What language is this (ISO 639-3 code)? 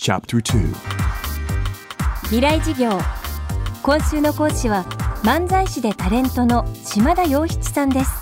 jpn